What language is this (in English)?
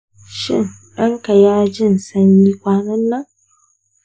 Hausa